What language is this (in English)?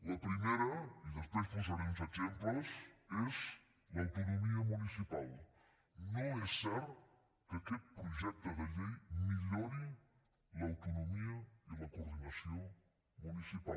Catalan